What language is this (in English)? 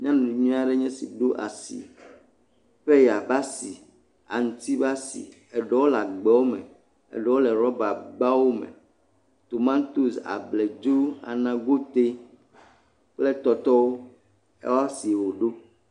Ewe